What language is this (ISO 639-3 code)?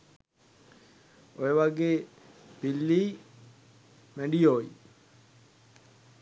sin